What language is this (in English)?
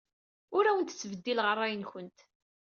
Kabyle